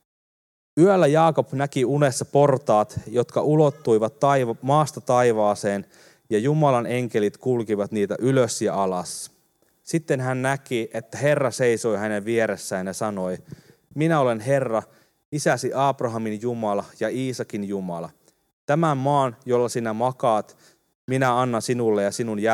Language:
Finnish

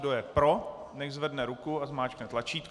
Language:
Czech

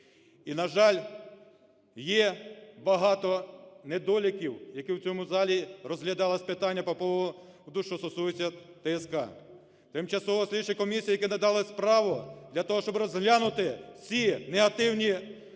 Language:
Ukrainian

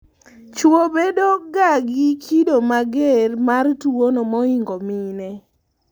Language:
Luo (Kenya and Tanzania)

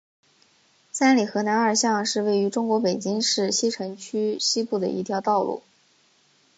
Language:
Chinese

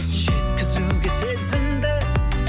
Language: Kazakh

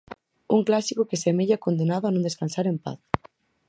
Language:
Galician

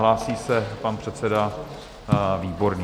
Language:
Czech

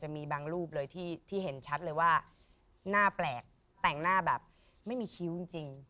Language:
Thai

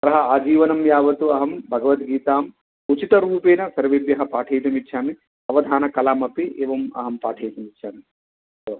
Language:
Sanskrit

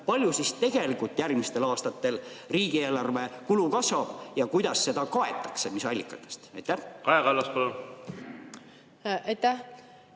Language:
Estonian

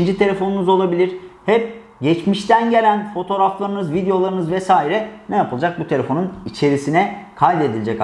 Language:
Turkish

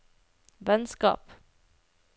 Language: Norwegian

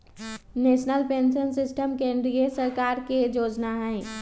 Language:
Magahi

